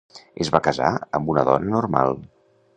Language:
Catalan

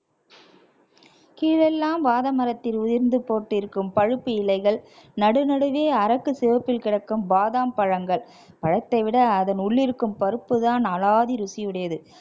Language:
Tamil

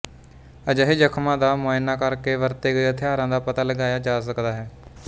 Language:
Punjabi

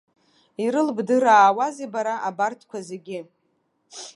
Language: Abkhazian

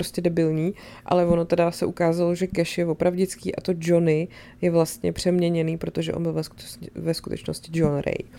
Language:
Czech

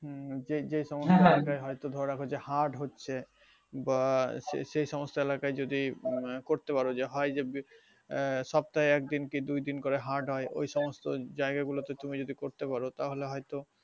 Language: Bangla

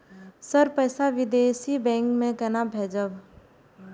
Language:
Maithili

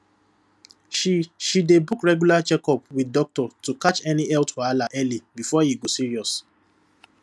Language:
Nigerian Pidgin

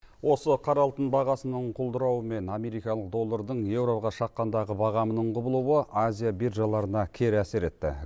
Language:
Kazakh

